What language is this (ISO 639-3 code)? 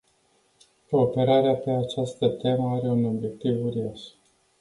ron